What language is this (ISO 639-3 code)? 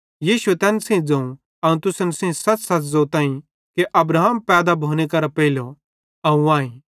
bhd